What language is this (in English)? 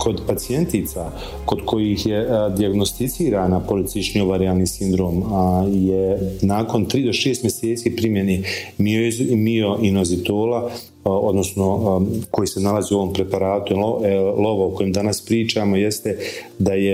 Croatian